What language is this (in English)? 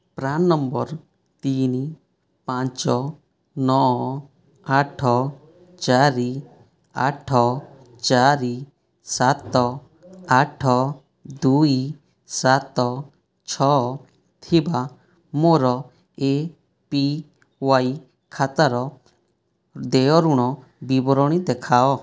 Odia